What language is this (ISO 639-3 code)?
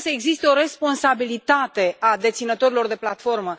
ron